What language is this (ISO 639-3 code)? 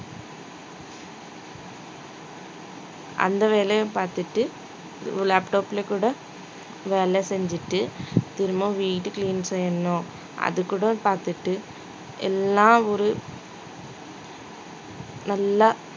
tam